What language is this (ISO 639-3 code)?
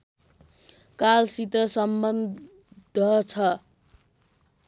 nep